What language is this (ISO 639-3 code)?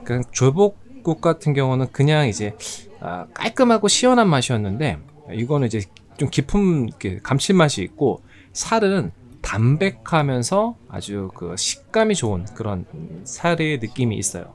kor